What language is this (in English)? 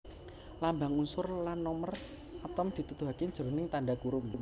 Javanese